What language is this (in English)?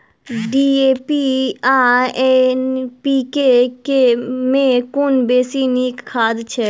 Maithili